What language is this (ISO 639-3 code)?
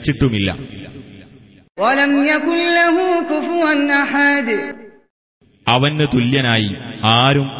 mal